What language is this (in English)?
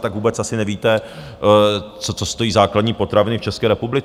Czech